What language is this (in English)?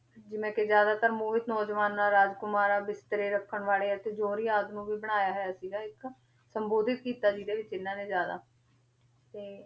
Punjabi